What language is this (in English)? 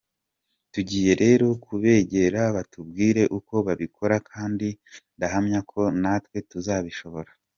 Kinyarwanda